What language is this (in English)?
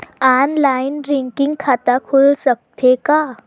Chhattisgarhi